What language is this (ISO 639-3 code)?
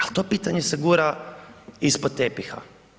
hrv